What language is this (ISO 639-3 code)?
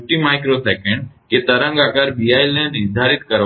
guj